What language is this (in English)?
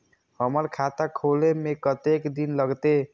Maithili